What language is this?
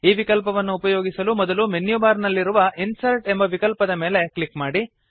Kannada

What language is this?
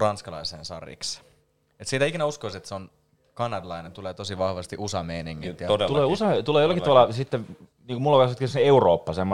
Finnish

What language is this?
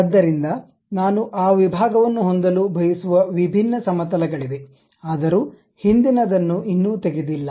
Kannada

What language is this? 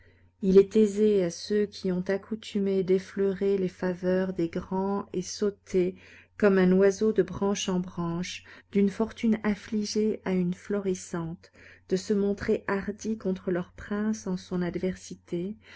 French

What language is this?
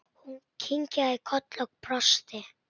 Icelandic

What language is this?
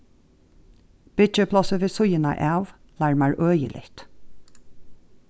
Faroese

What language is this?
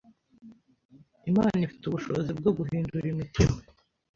Kinyarwanda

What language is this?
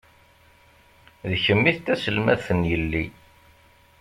Kabyle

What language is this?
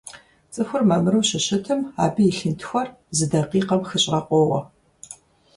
Kabardian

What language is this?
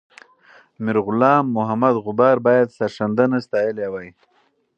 Pashto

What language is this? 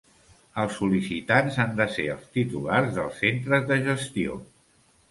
Catalan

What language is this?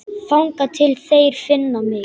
Icelandic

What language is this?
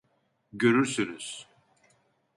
Turkish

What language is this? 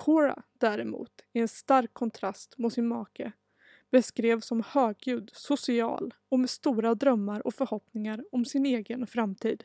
Swedish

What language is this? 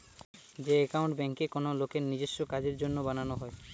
Bangla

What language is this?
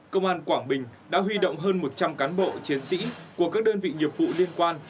Vietnamese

